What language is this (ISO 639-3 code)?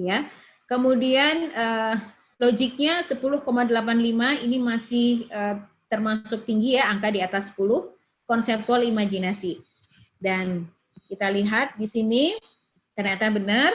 ind